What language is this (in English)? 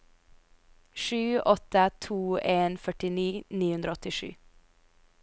Norwegian